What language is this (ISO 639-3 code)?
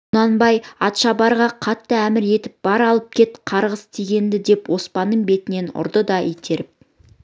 kaz